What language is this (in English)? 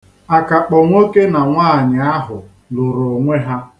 Igbo